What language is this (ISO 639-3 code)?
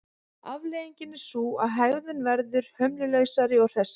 isl